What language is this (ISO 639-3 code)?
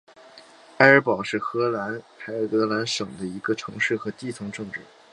zho